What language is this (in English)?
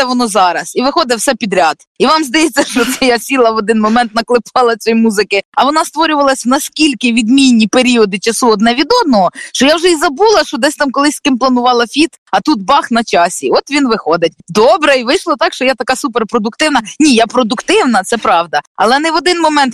Ukrainian